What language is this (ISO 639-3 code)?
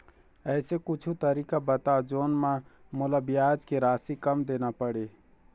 hne